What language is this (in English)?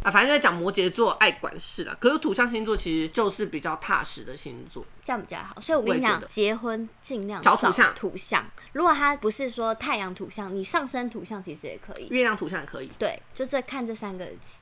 Chinese